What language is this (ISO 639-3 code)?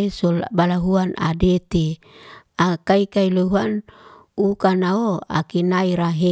ste